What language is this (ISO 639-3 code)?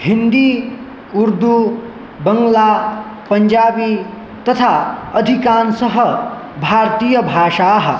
san